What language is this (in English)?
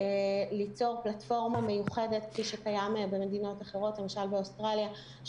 Hebrew